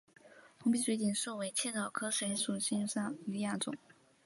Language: Chinese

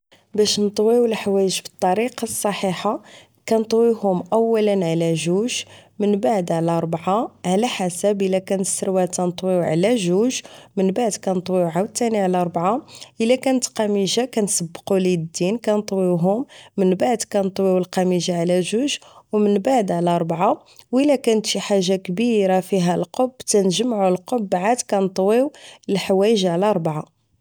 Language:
Moroccan Arabic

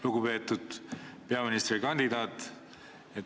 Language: Estonian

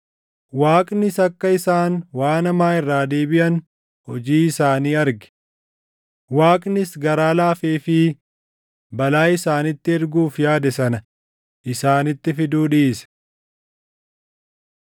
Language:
Oromo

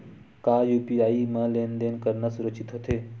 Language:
Chhattisgarhi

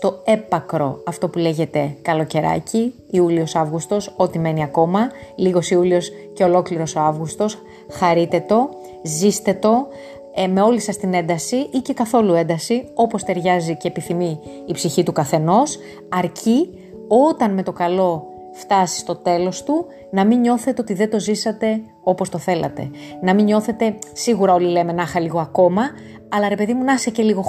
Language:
Greek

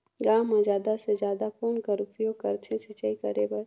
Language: Chhattisgarhi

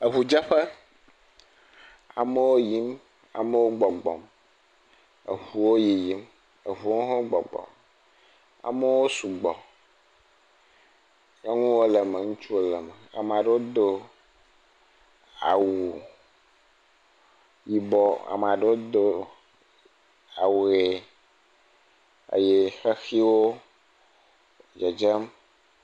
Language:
Ewe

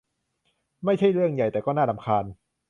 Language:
Thai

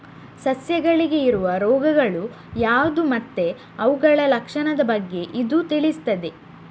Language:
Kannada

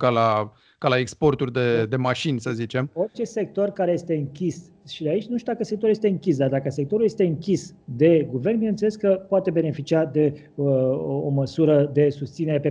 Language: Romanian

